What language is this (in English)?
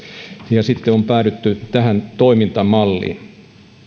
Finnish